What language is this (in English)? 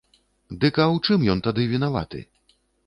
Belarusian